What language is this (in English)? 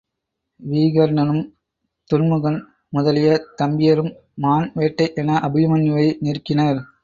Tamil